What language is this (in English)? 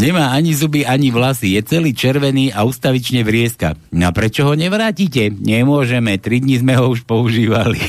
Slovak